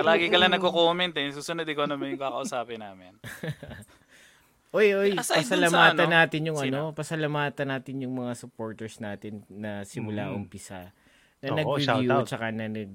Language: Filipino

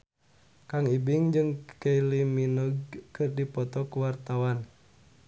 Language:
Sundanese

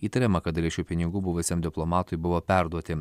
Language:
Lithuanian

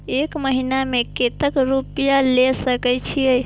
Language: Maithili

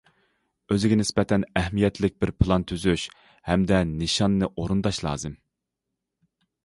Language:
Uyghur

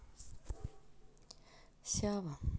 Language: Russian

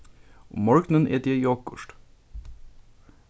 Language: Faroese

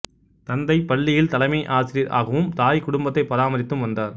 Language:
Tamil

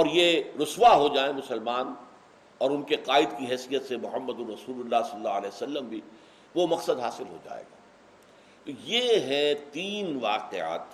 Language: Urdu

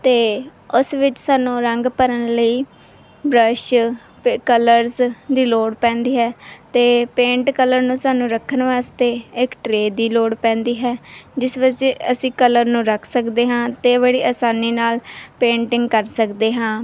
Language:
Punjabi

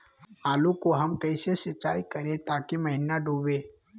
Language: Magahi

